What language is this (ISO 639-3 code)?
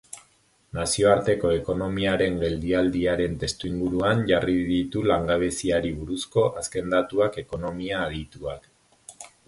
eus